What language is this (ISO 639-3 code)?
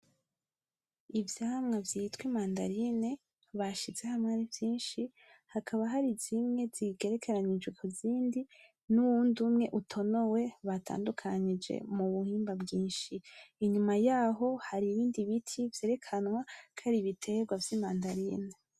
run